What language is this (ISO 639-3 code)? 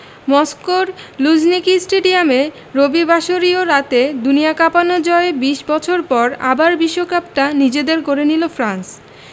ben